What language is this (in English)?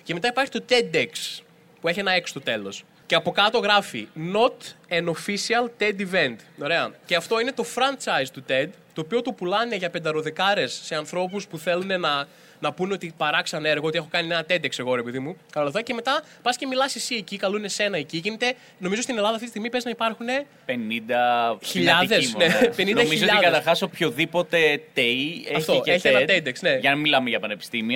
Greek